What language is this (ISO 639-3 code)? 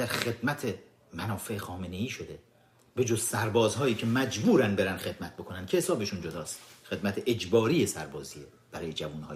fas